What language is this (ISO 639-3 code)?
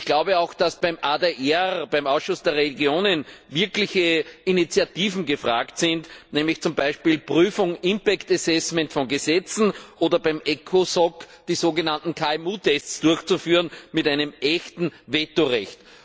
deu